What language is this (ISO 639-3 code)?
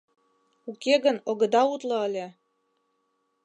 chm